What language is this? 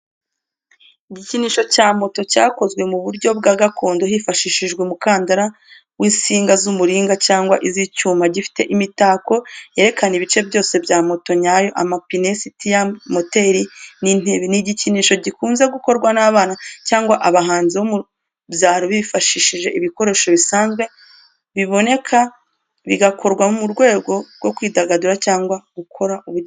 Kinyarwanda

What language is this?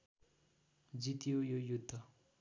Nepali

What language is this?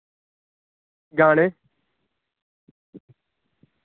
Dogri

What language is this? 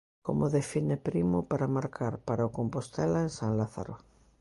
Galician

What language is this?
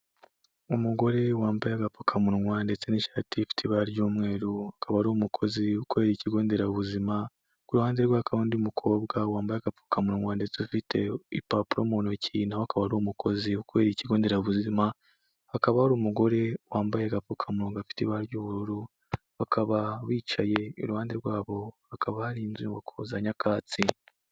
Kinyarwanda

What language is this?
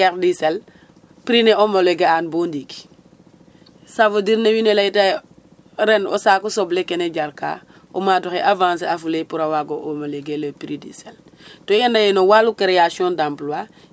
Serer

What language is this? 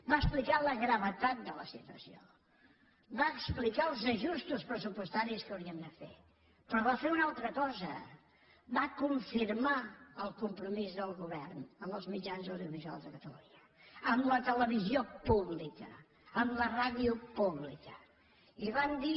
Catalan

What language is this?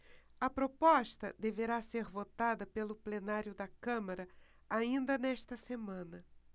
Portuguese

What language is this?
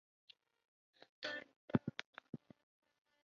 Chinese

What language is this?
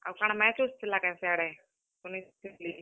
Odia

